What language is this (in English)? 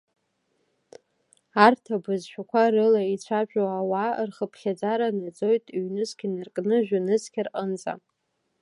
Abkhazian